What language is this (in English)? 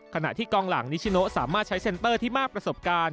Thai